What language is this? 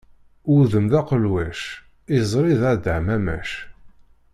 Kabyle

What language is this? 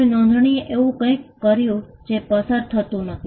Gujarati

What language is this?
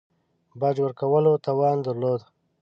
Pashto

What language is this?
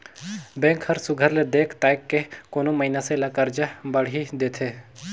Chhattisgarhi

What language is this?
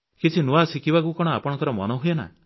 Odia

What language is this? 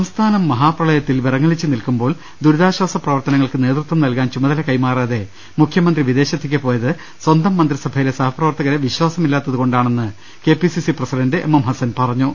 Malayalam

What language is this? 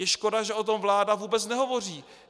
Czech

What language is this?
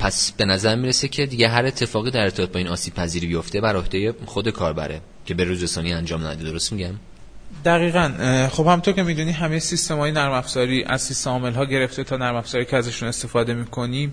Persian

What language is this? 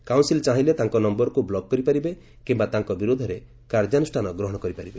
Odia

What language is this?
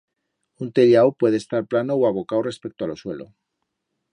Aragonese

